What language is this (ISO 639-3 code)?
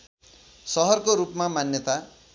nep